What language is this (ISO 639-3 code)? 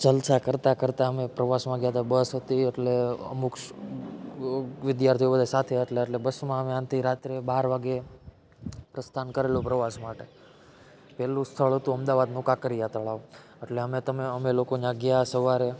guj